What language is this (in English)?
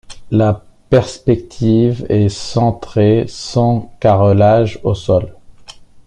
French